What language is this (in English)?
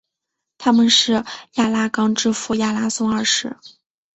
Chinese